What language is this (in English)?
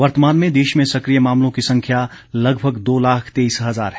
Hindi